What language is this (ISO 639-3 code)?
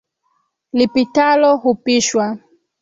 swa